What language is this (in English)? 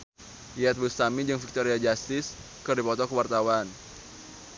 Sundanese